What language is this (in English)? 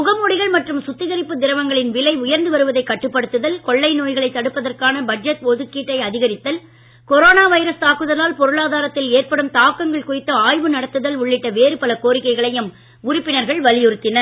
Tamil